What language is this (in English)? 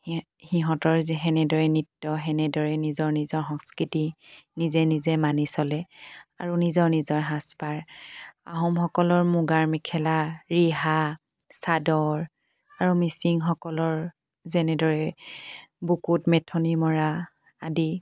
Assamese